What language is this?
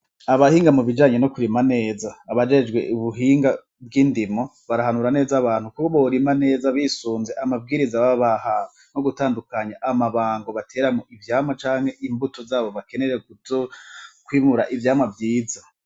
Rundi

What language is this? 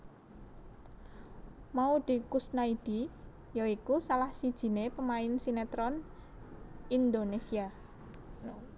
Javanese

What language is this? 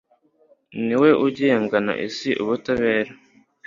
Kinyarwanda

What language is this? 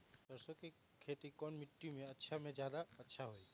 Magahi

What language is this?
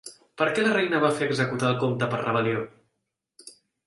Catalan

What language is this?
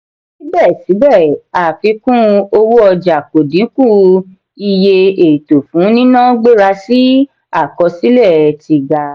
Yoruba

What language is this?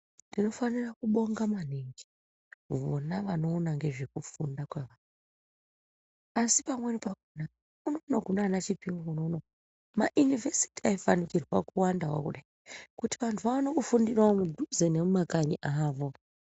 Ndau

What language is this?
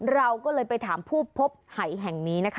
Thai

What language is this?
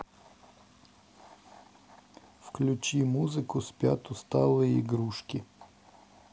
Russian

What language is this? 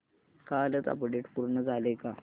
Marathi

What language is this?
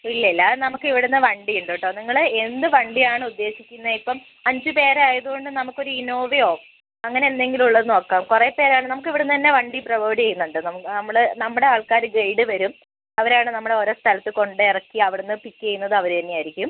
Malayalam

